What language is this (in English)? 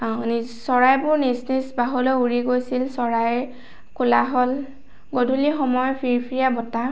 Assamese